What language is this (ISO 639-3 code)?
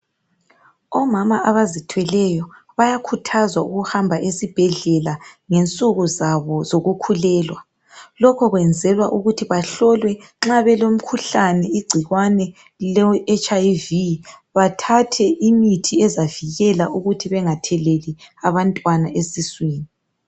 nde